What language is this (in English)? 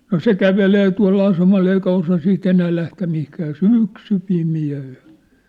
Finnish